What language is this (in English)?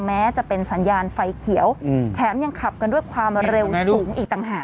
Thai